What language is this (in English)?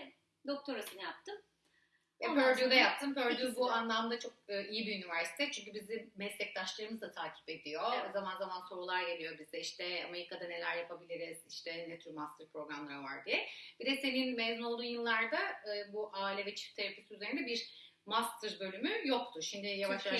Turkish